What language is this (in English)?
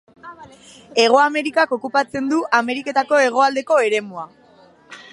Basque